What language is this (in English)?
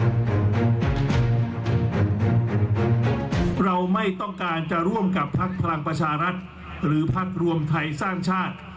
Thai